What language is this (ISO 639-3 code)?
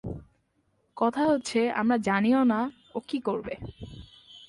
ben